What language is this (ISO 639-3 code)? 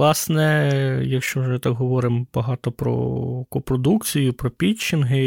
ukr